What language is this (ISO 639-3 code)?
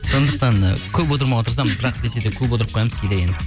kaz